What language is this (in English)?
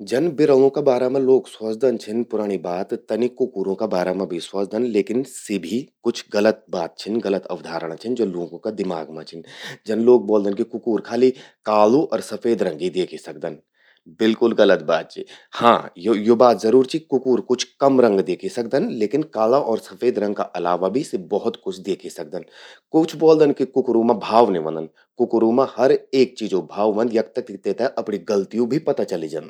Garhwali